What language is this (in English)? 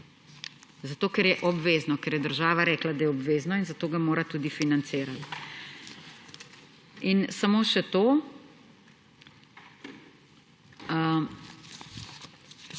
Slovenian